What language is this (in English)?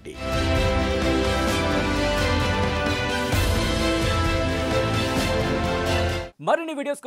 Telugu